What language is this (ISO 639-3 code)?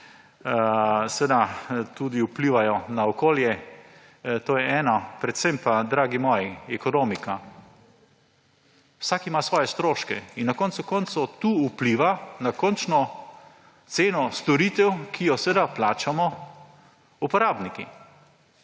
slv